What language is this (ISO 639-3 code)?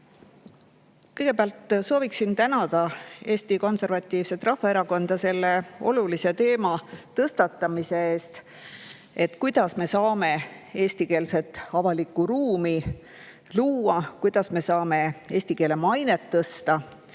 est